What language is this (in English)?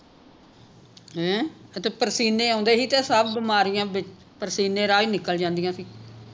Punjabi